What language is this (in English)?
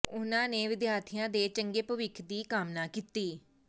Punjabi